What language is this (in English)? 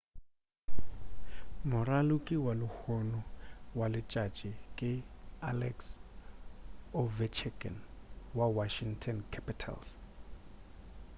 Northern Sotho